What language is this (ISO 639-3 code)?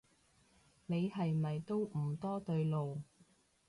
yue